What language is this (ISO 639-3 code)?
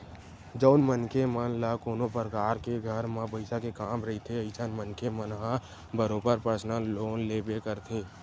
hne